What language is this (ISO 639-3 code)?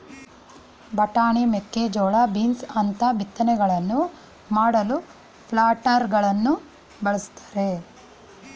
kan